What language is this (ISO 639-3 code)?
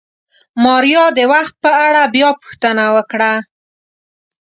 pus